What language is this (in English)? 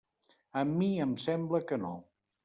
Catalan